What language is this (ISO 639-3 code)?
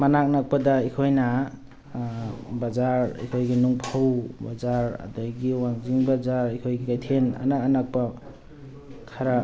mni